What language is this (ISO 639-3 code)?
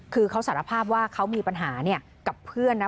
tha